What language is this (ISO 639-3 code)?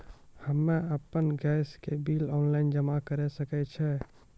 mai